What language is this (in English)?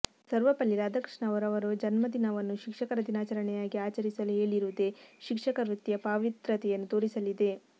Kannada